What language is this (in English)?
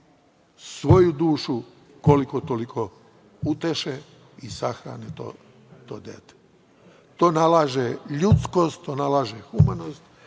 Serbian